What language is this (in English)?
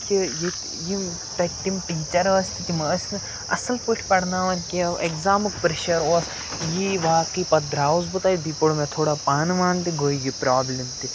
Kashmiri